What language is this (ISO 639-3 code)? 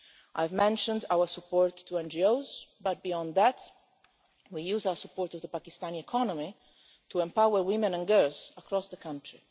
eng